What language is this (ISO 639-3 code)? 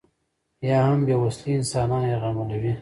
pus